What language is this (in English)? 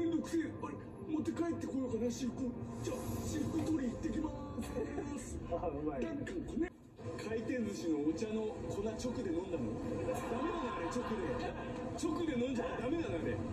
Japanese